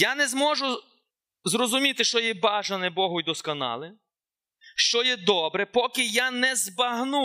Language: Ukrainian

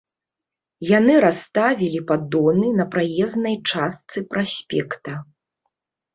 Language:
Belarusian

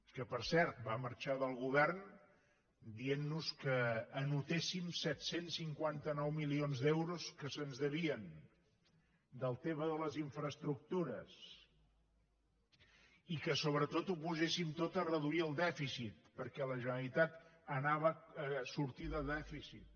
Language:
Catalan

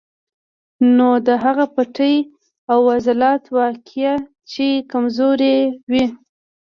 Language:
Pashto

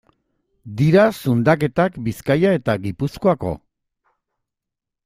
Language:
Basque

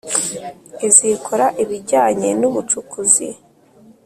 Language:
Kinyarwanda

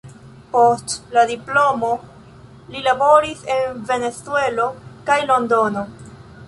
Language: Esperanto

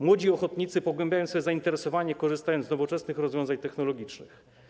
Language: Polish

